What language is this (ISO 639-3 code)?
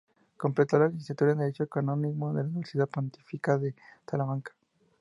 spa